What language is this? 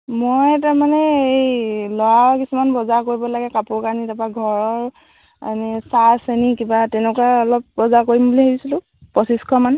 Assamese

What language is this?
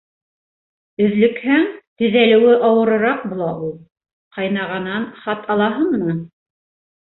Bashkir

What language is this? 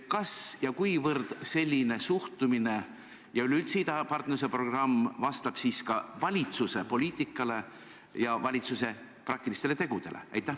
Estonian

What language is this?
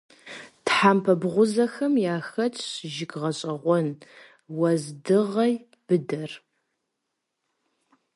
Kabardian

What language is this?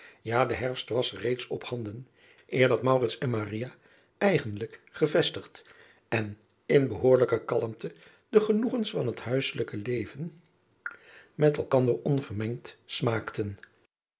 Dutch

